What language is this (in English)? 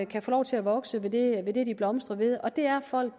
Danish